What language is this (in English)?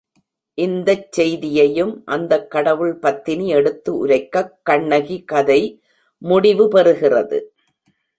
Tamil